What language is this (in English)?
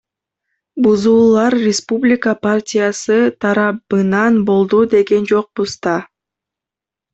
Kyrgyz